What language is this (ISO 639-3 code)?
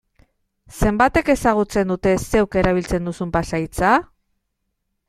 eus